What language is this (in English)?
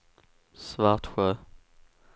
Swedish